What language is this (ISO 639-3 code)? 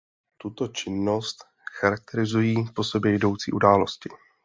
ces